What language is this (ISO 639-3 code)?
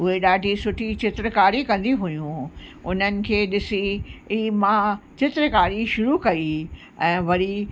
snd